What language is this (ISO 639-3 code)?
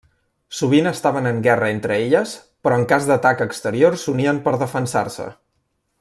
cat